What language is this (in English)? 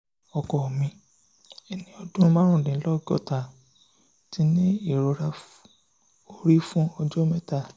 Yoruba